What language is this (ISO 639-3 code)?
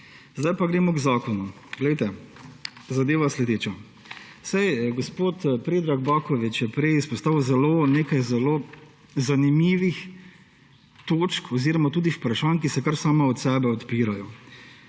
slv